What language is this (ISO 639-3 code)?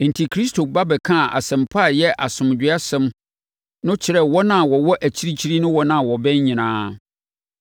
aka